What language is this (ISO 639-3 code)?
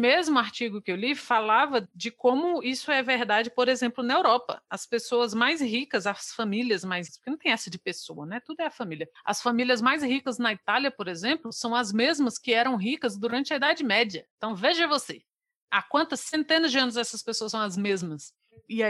por